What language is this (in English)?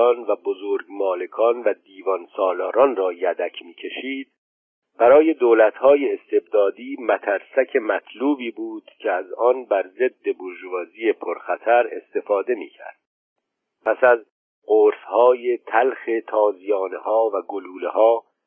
Persian